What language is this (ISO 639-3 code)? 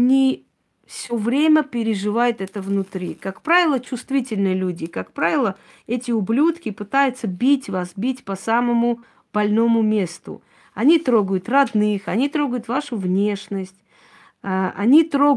rus